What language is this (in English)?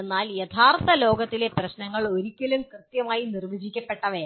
Malayalam